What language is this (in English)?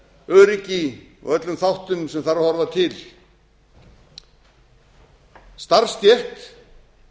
Icelandic